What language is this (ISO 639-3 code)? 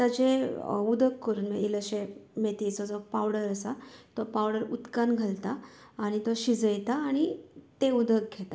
kok